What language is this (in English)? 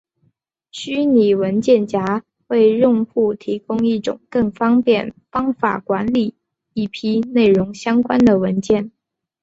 Chinese